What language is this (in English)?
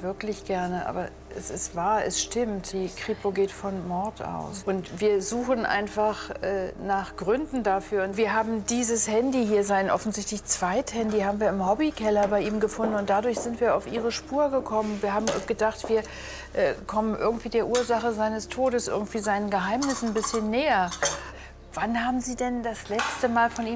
German